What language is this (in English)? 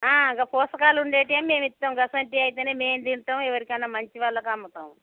Telugu